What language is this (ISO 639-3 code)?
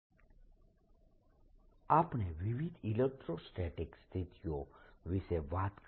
guj